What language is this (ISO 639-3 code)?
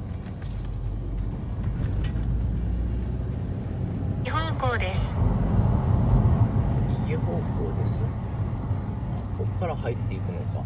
jpn